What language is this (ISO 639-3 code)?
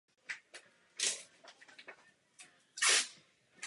ces